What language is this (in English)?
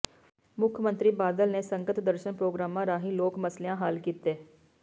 Punjabi